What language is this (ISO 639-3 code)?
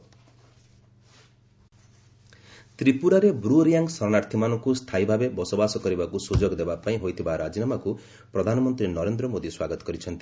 ori